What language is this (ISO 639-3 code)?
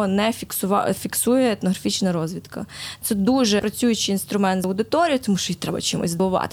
ukr